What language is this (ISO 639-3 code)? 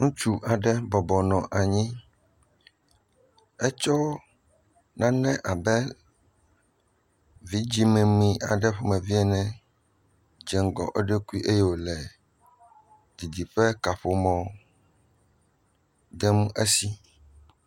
ewe